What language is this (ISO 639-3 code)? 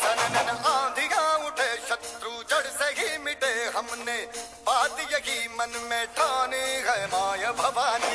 hin